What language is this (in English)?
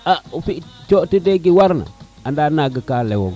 Serer